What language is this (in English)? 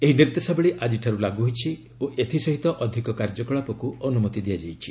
Odia